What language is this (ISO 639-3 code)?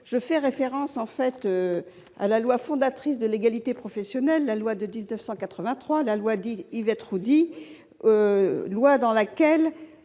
fra